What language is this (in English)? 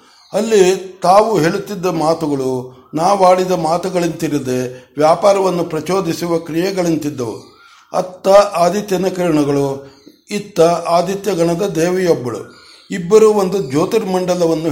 Kannada